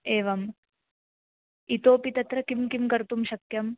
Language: Sanskrit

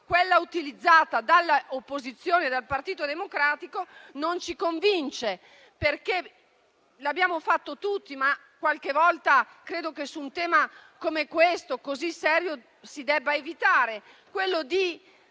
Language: Italian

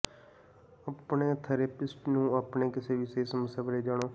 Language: Punjabi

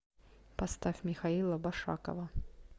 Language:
Russian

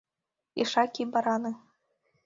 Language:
Mari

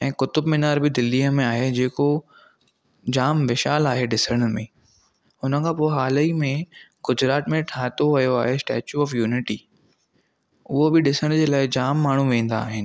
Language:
Sindhi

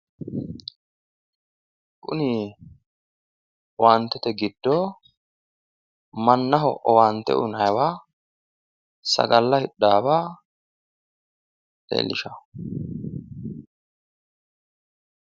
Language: Sidamo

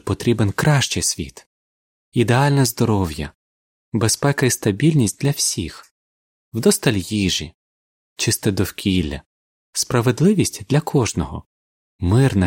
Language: Ukrainian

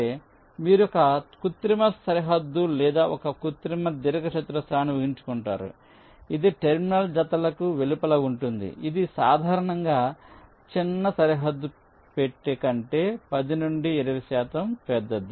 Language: Telugu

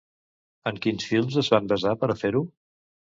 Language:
Catalan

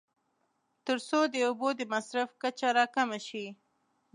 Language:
Pashto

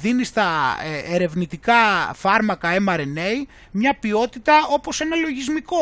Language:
Greek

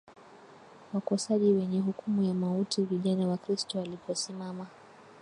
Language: Swahili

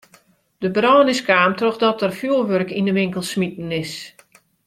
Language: Western Frisian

